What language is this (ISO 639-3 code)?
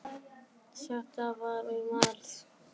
isl